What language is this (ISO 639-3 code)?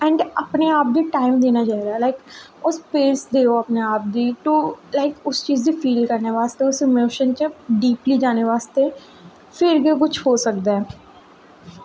doi